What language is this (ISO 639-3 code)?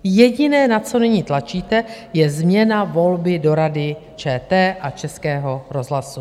ces